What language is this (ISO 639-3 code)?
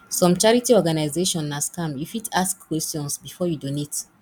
pcm